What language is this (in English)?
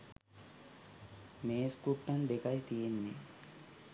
Sinhala